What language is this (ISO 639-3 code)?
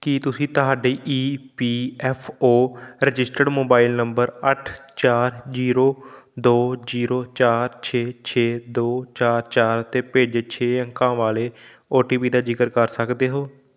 pan